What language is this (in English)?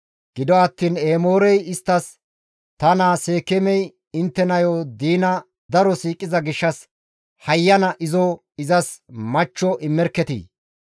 Gamo